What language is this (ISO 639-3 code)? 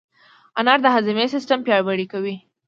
pus